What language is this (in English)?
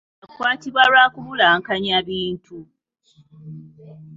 Ganda